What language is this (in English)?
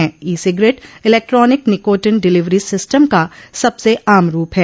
Hindi